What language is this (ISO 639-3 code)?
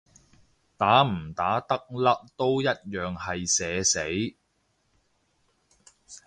yue